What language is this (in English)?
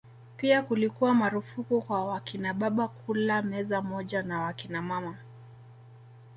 Swahili